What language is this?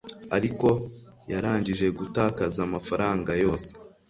Kinyarwanda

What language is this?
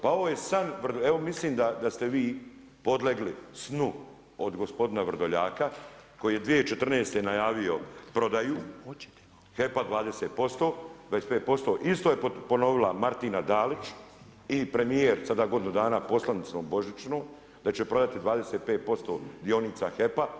Croatian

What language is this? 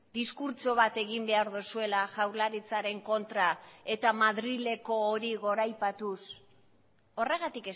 Basque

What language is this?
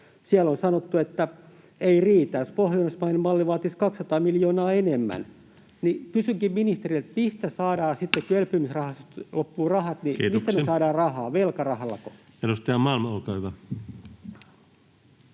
Finnish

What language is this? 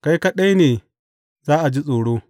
Hausa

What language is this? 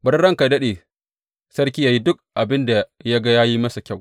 Hausa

